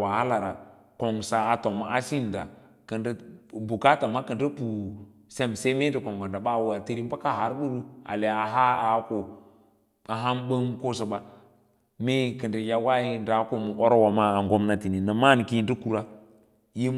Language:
Lala-Roba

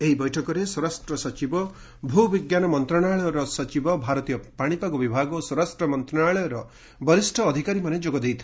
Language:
Odia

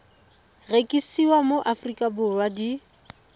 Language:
Tswana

